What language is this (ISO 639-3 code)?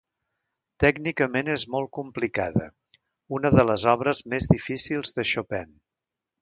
cat